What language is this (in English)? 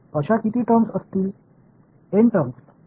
Tamil